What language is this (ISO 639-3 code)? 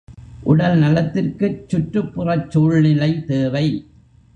tam